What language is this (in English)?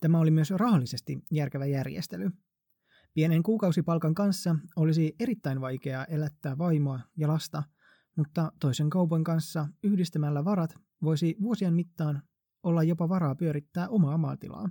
Finnish